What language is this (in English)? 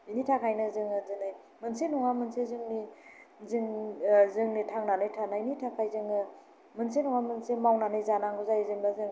Bodo